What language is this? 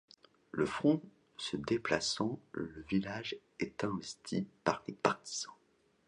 French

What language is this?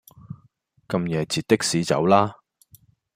Cantonese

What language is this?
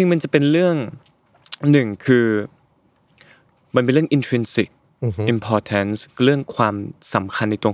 Thai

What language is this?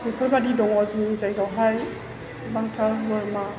Bodo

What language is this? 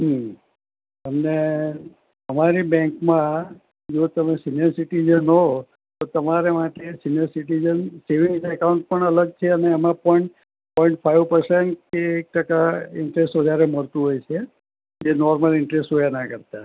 Gujarati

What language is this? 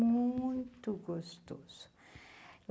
Portuguese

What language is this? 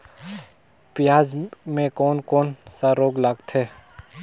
Chhattisgarhi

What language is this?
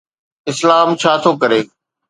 Sindhi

